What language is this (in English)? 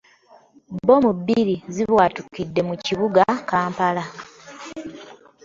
Ganda